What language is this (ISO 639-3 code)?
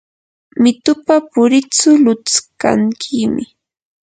qur